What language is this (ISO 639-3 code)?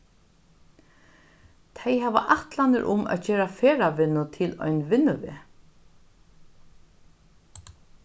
fao